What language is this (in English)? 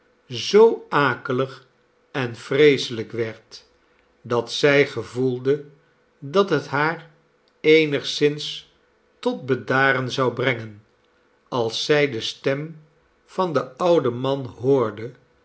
Dutch